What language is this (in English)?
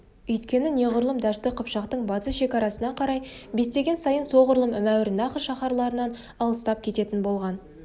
Kazakh